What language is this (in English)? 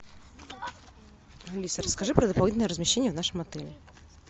Russian